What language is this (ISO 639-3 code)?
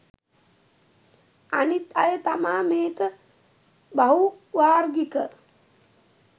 sin